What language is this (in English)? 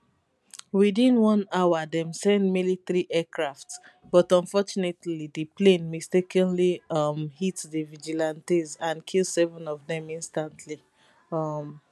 Nigerian Pidgin